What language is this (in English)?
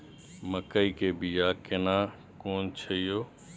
Maithili